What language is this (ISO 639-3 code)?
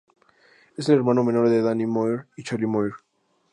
spa